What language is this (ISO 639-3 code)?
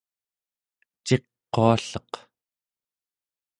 esu